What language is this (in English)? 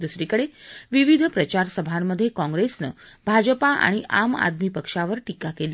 Marathi